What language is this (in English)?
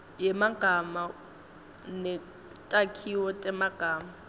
Swati